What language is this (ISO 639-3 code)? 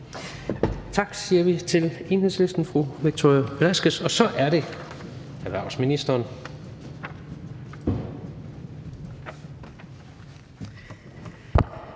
dan